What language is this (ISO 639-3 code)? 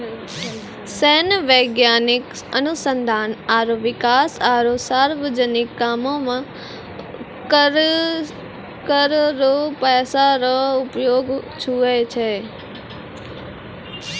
mai